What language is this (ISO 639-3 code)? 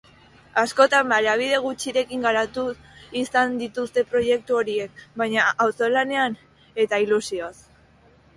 eus